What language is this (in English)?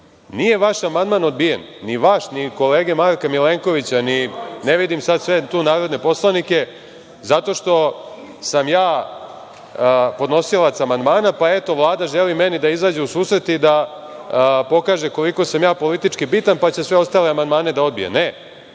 Serbian